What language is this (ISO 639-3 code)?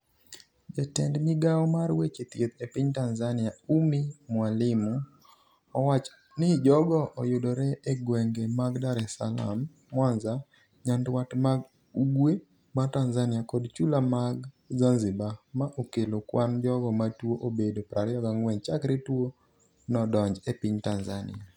luo